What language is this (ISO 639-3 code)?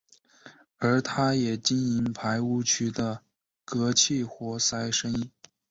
zho